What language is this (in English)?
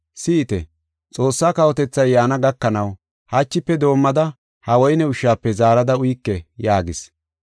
Gofa